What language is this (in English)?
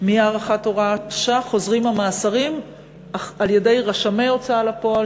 Hebrew